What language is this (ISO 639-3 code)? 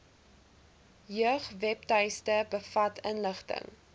afr